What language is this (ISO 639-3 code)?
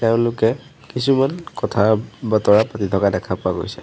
asm